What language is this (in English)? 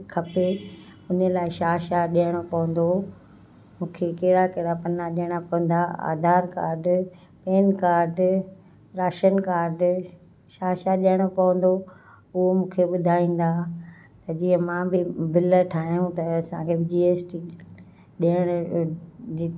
Sindhi